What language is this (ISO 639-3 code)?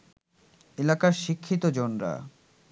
ben